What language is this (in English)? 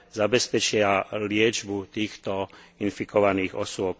Slovak